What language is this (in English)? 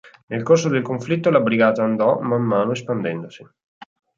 Italian